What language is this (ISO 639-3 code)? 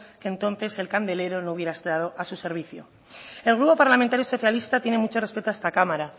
spa